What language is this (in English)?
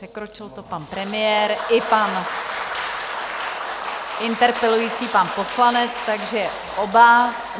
Czech